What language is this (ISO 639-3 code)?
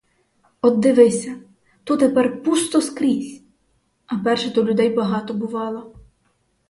ukr